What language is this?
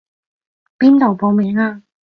Cantonese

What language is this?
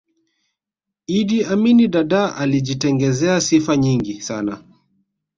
Swahili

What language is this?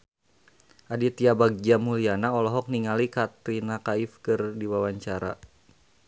Sundanese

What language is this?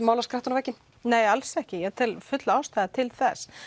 Icelandic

